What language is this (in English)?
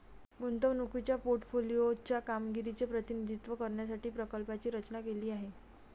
Marathi